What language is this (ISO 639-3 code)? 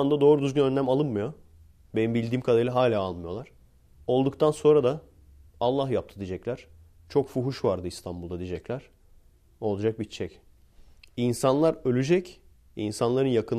tur